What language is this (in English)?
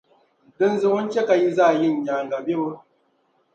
Dagbani